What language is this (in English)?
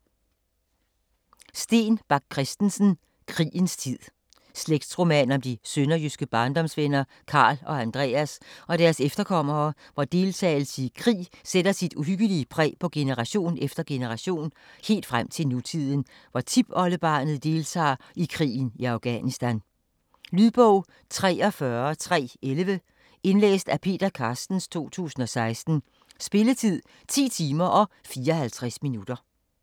Danish